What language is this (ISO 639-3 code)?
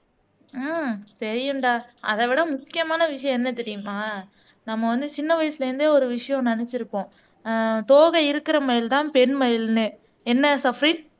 tam